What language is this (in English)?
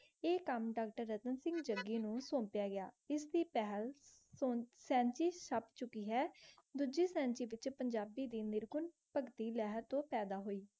Punjabi